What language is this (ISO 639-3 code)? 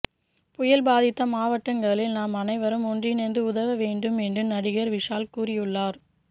tam